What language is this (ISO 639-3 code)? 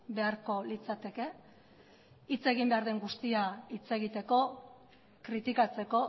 eus